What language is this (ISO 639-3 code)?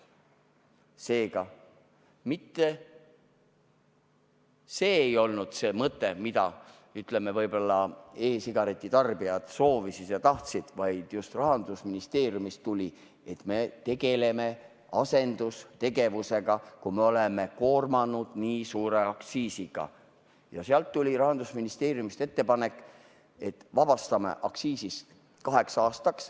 est